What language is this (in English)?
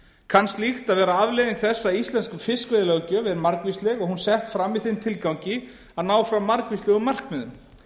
Icelandic